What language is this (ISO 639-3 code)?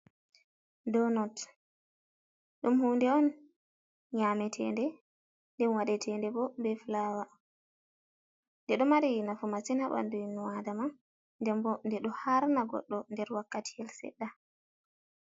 ful